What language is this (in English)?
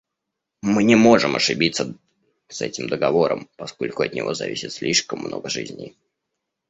Russian